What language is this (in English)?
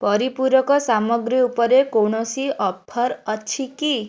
Odia